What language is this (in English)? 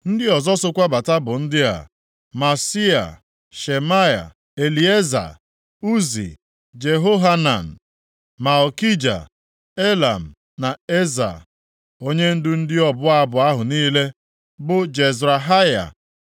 Igbo